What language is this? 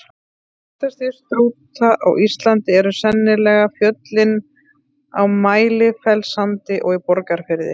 Icelandic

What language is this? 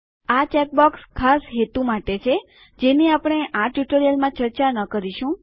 Gujarati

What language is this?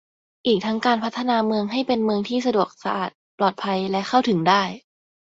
Thai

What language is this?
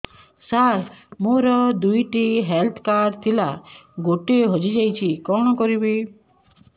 Odia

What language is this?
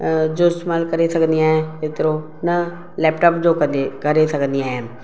Sindhi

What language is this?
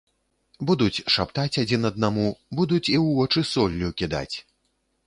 Belarusian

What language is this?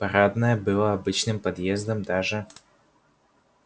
Russian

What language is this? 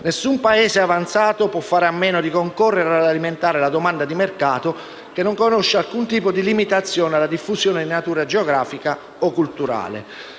Italian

